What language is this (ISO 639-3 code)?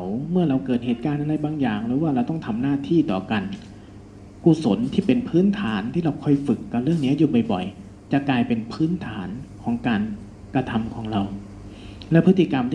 tha